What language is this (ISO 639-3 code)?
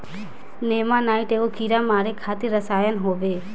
bho